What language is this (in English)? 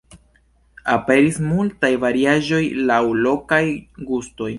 Esperanto